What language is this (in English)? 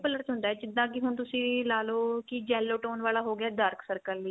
Punjabi